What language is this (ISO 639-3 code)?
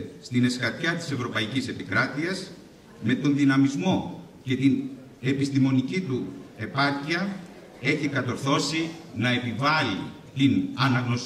ell